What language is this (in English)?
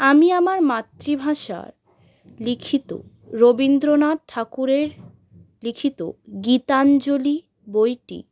Bangla